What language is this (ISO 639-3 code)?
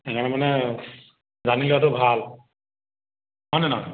asm